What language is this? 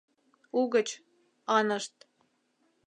Mari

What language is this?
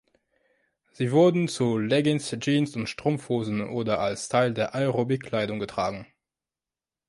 German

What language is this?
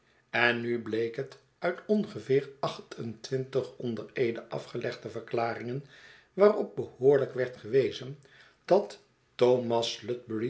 Dutch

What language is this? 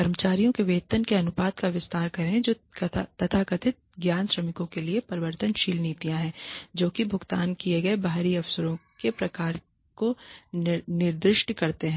Hindi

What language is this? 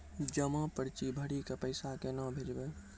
Maithili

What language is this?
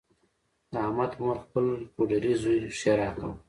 Pashto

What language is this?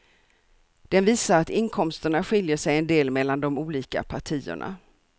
Swedish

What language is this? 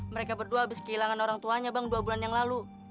Indonesian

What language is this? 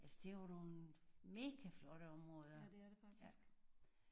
Danish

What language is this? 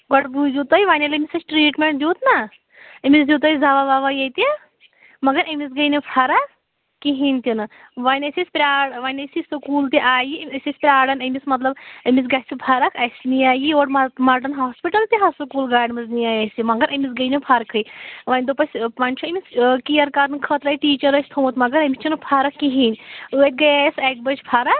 Kashmiri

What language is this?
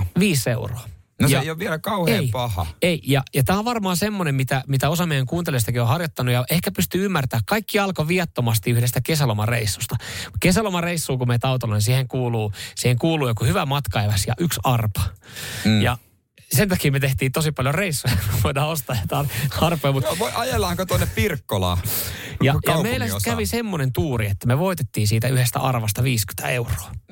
Finnish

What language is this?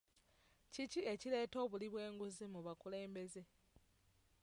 Ganda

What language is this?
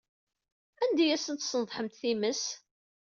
Kabyle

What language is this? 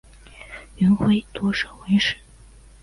Chinese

